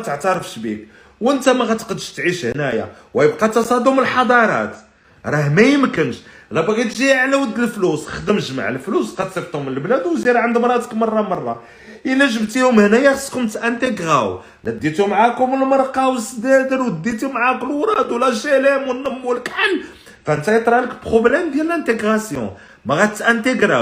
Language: Arabic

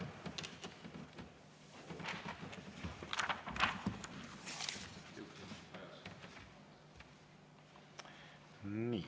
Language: Estonian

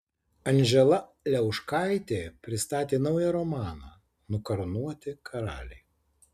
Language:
Lithuanian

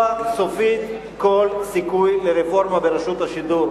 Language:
Hebrew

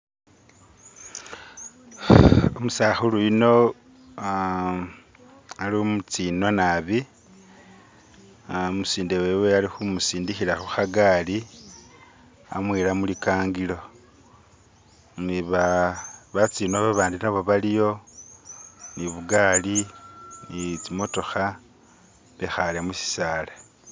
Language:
Masaaba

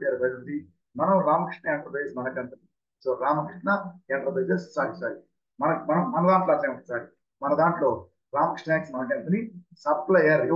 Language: Telugu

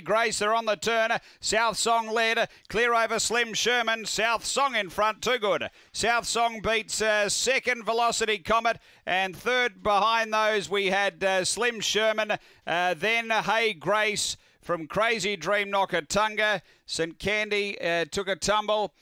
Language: English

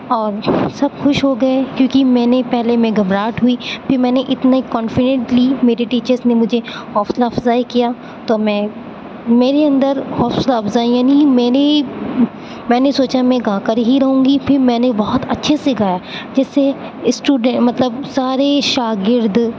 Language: Urdu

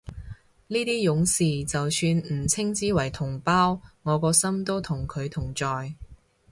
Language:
Cantonese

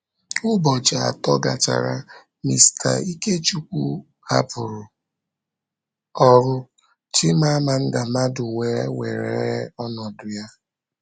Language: Igbo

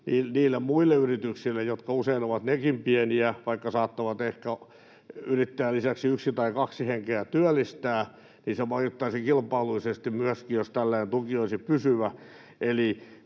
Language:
Finnish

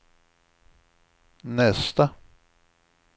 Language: Swedish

